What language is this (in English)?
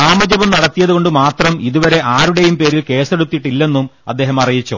Malayalam